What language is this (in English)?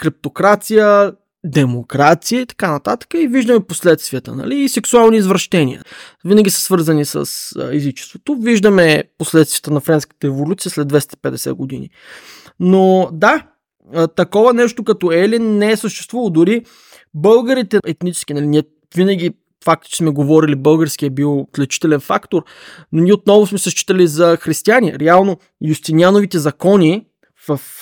Bulgarian